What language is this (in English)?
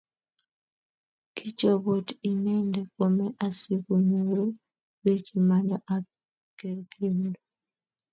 Kalenjin